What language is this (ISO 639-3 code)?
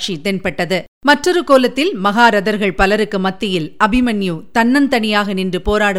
tam